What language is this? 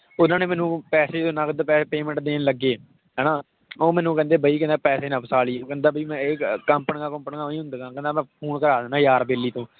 Punjabi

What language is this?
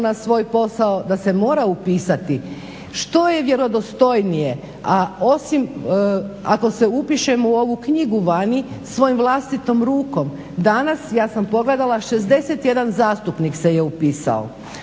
Croatian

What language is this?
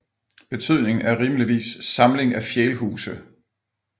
Danish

